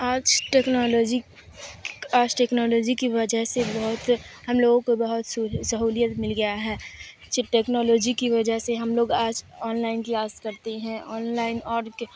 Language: Urdu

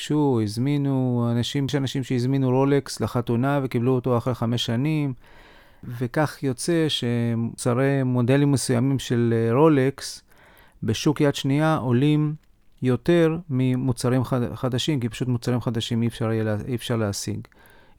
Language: Hebrew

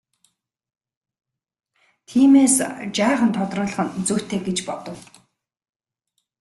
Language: Mongolian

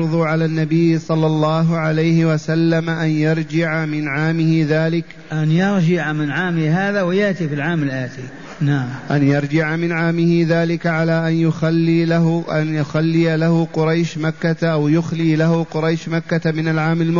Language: Arabic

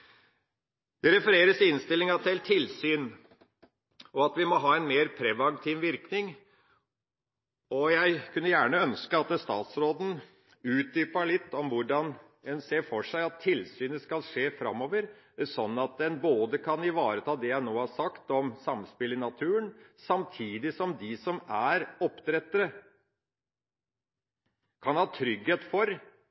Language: Norwegian Bokmål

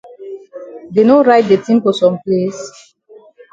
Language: Cameroon Pidgin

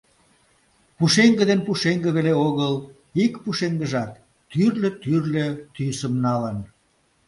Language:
Mari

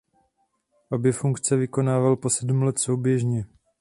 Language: Czech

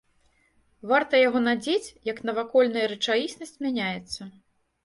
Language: Belarusian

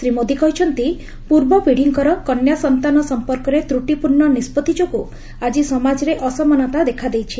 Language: Odia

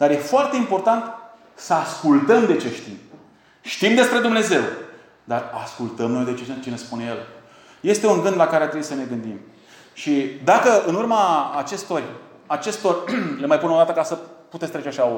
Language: Romanian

